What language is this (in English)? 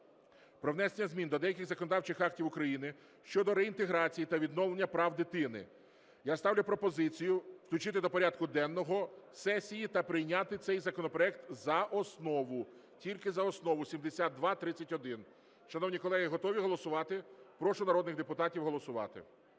Ukrainian